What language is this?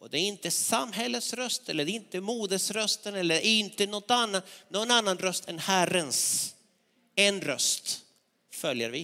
Swedish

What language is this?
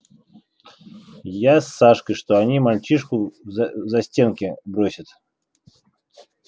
Russian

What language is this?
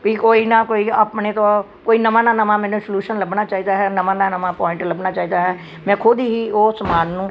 Punjabi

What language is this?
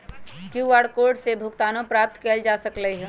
Magahi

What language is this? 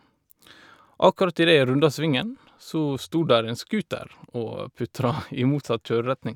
Norwegian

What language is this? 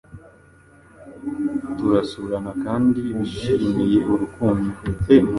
Kinyarwanda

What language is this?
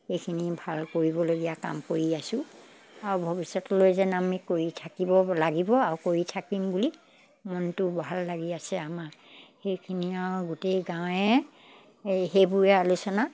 Assamese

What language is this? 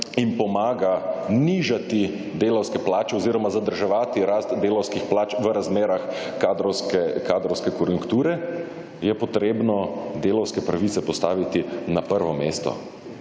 Slovenian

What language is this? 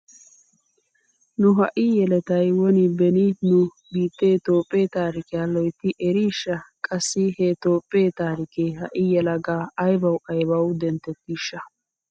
Wolaytta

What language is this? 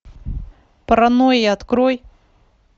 Russian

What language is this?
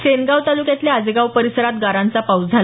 Marathi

